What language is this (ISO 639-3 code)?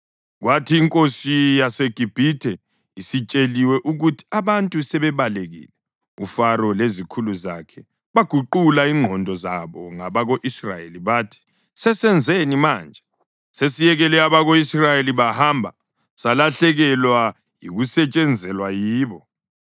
nde